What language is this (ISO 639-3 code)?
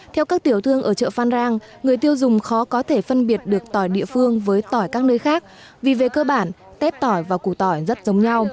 vie